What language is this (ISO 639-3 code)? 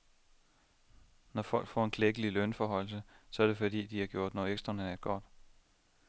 dan